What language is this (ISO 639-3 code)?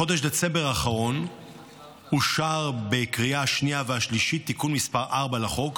heb